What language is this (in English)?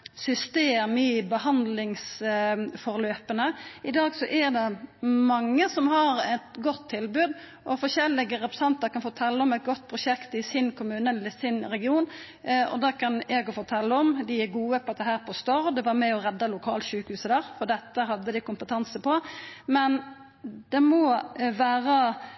Norwegian Nynorsk